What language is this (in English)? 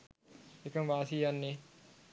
Sinhala